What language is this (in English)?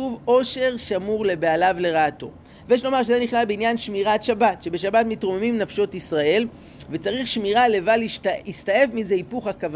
Hebrew